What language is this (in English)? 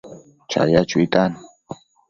Matsés